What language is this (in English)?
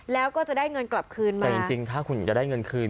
Thai